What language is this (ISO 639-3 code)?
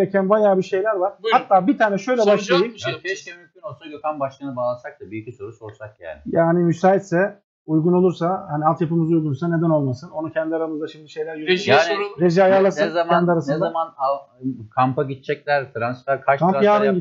tur